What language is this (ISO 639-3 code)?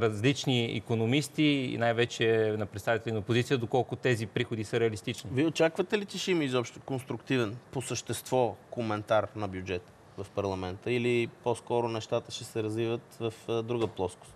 bul